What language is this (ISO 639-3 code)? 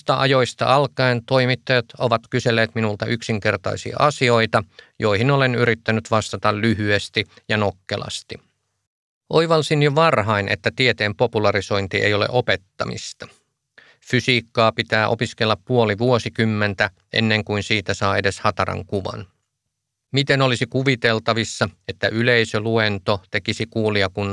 fin